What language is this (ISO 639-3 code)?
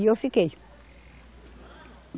por